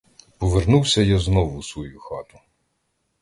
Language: Ukrainian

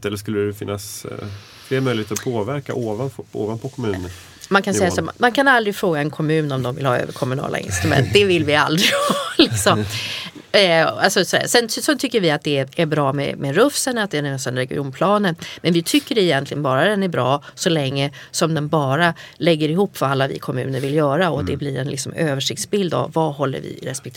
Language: Swedish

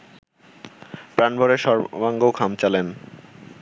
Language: Bangla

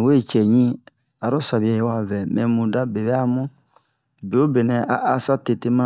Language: Bomu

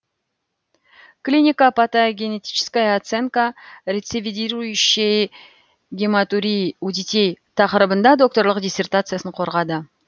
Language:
Kazakh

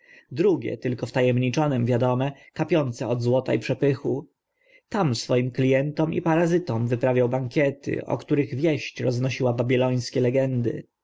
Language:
Polish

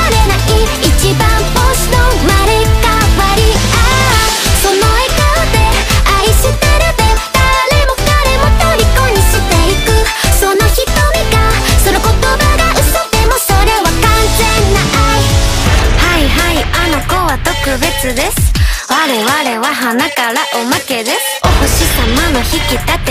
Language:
Japanese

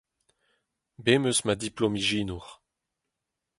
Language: Breton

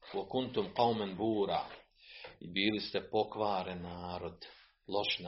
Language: Croatian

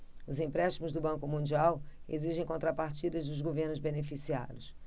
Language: Portuguese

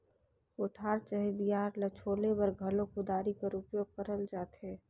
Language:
Chhattisgarhi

